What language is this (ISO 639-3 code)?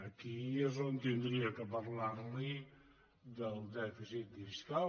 cat